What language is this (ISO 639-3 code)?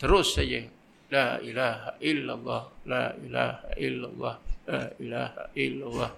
msa